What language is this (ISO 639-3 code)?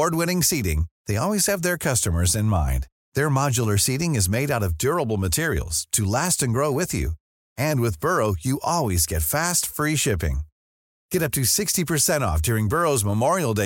fil